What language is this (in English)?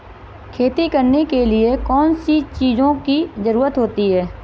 Hindi